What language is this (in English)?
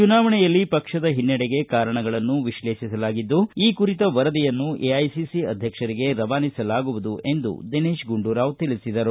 Kannada